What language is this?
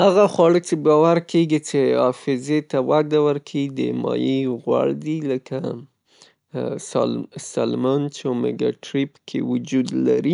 Pashto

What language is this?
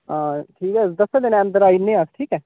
Dogri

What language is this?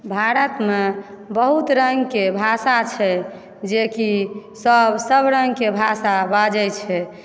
Maithili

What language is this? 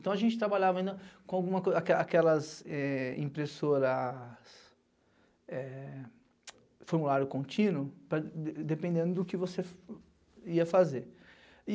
Portuguese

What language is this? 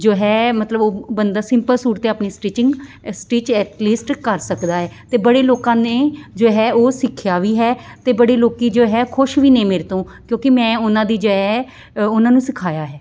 Punjabi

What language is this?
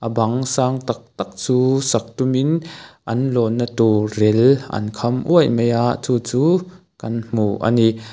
Mizo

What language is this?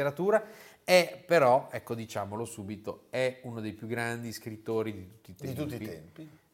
Italian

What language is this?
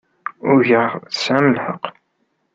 Kabyle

